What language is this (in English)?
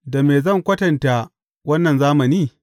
Hausa